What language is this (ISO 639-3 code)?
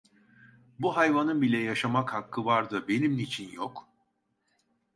tur